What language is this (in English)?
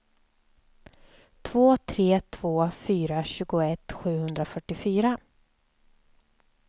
Swedish